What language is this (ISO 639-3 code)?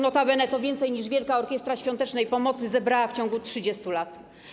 pol